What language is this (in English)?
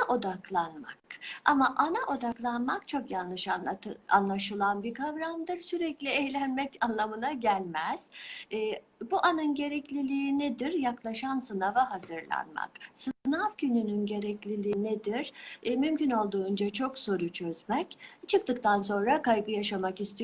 Turkish